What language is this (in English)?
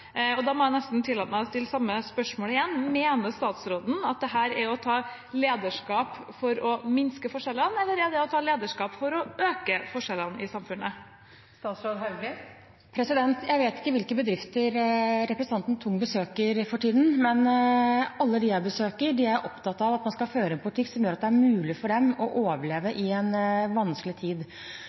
Norwegian Bokmål